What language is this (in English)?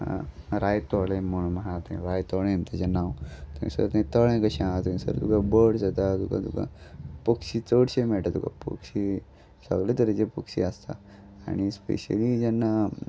Konkani